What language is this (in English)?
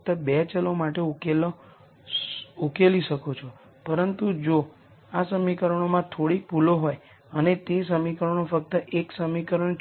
Gujarati